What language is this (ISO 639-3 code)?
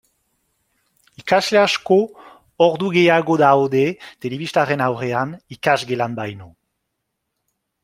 eus